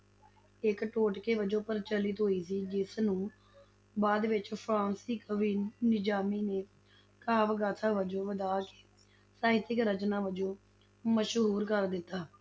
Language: Punjabi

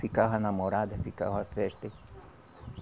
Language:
Portuguese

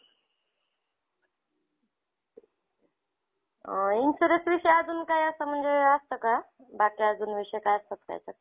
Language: Marathi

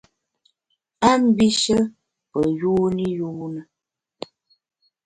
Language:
Bamun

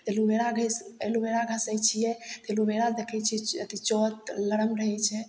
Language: Maithili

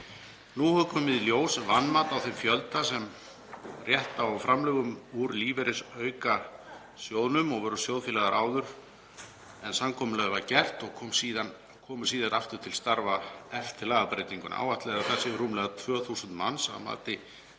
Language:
Icelandic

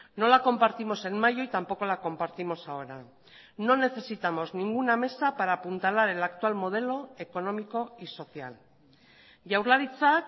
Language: Spanish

